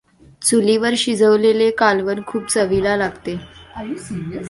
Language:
Marathi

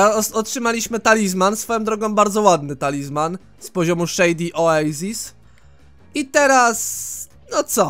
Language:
Polish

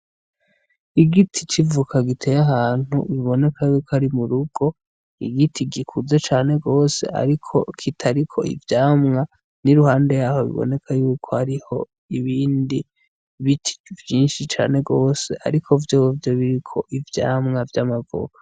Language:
Rundi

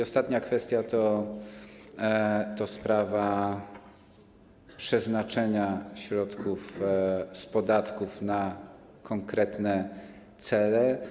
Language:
Polish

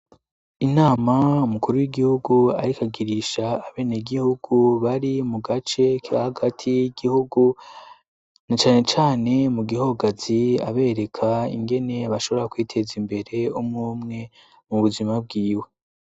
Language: Rundi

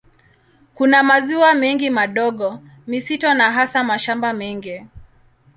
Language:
Swahili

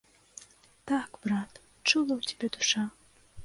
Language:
Belarusian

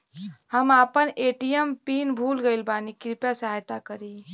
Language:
Bhojpuri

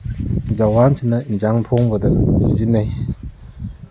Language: Manipuri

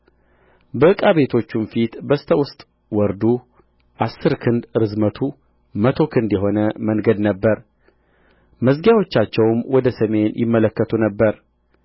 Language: Amharic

